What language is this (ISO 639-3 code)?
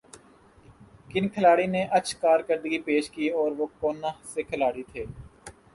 urd